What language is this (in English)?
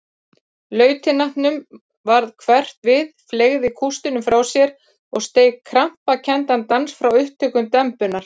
Icelandic